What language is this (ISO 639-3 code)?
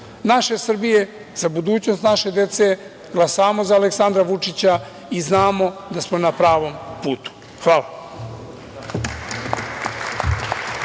srp